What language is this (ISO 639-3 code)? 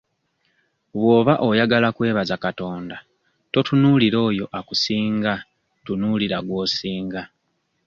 lug